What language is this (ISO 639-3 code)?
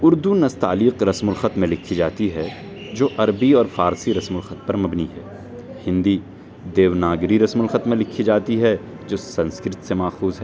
urd